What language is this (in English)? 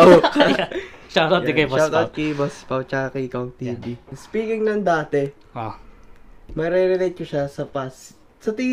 Filipino